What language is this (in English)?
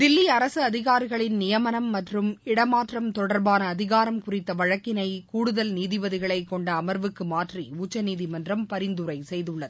Tamil